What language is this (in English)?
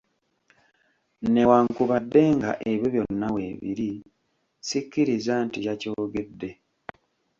Ganda